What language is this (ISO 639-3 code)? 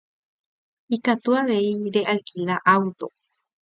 grn